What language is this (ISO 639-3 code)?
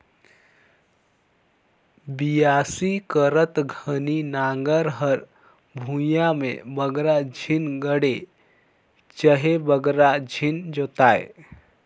hne